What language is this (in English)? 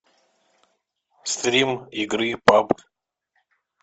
Russian